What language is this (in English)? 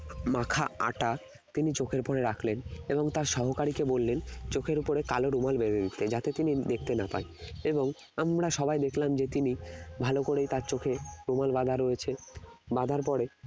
Bangla